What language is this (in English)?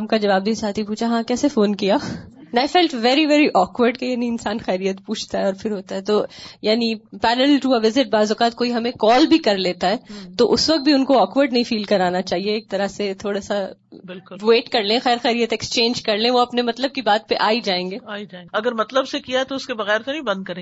Urdu